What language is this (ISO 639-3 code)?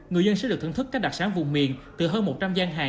vie